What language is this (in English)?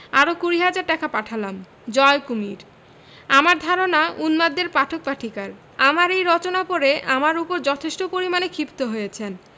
Bangla